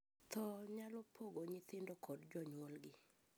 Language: Luo (Kenya and Tanzania)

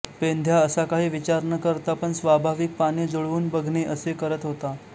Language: Marathi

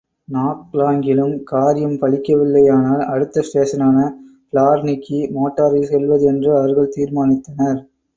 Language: Tamil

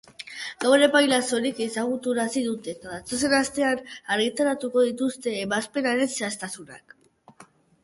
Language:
Basque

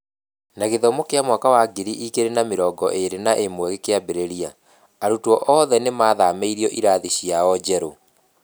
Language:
Kikuyu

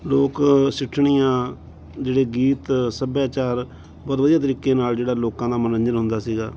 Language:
Punjabi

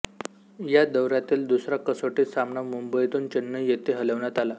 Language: Marathi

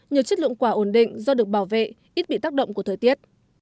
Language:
Vietnamese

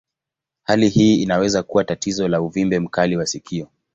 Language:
Swahili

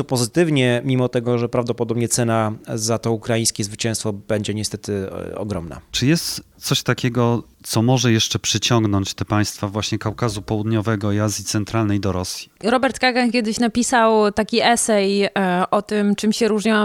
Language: Polish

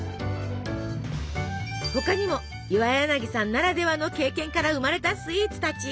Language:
Japanese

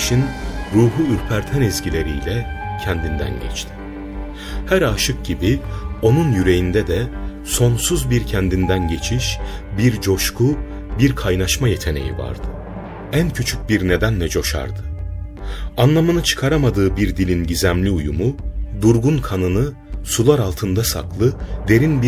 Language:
Turkish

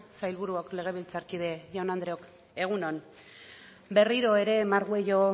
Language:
Basque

